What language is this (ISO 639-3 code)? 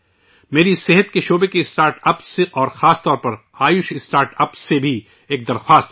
urd